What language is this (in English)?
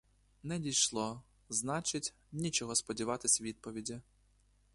Ukrainian